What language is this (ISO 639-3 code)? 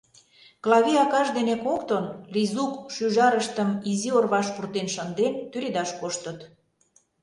chm